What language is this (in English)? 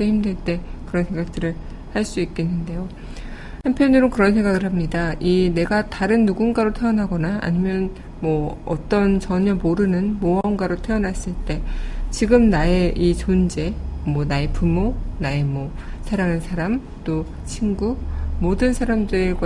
Korean